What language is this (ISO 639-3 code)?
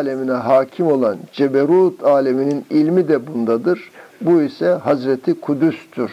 tur